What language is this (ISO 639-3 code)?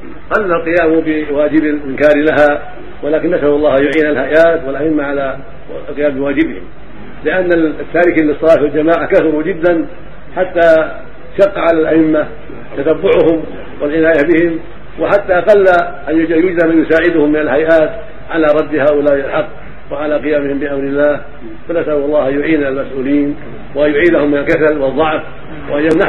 ara